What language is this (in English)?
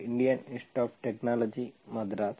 Kannada